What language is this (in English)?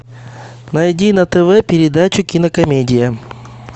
Russian